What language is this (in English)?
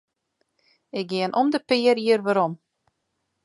Western Frisian